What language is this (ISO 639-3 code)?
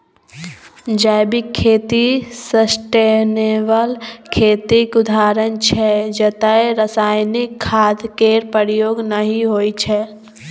mai